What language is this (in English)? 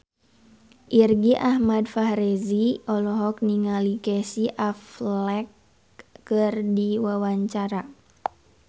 Sundanese